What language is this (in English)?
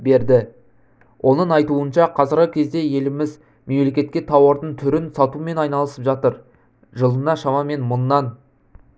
Kazakh